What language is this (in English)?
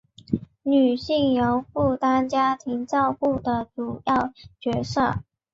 Chinese